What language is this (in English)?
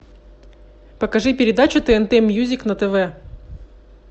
Russian